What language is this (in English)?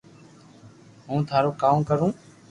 Loarki